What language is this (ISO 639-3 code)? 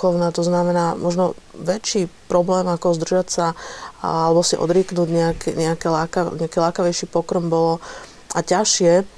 slk